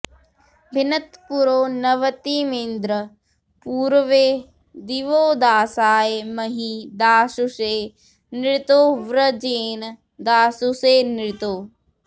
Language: Sanskrit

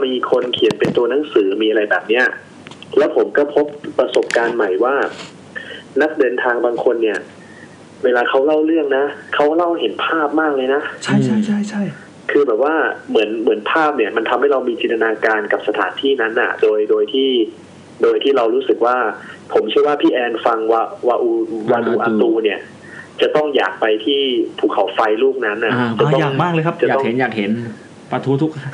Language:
Thai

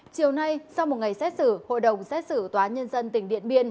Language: Vietnamese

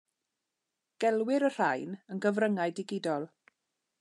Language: Welsh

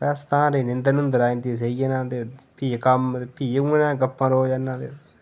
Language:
Dogri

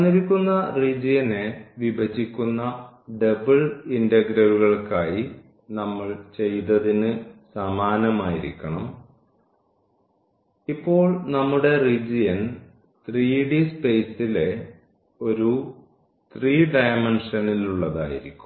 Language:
Malayalam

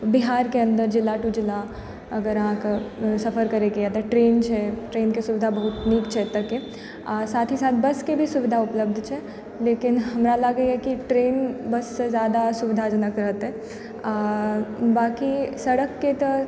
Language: Maithili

